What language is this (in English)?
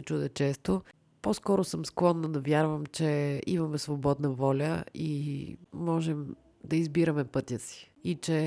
Bulgarian